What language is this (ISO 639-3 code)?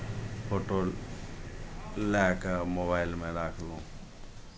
mai